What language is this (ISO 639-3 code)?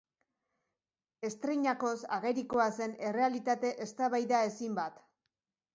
eus